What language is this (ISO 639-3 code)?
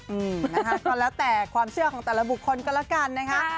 tha